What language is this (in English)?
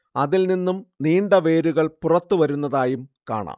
Malayalam